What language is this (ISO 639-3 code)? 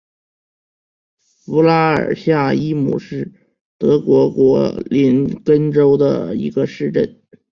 zho